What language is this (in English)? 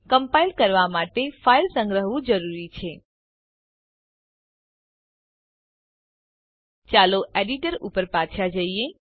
Gujarati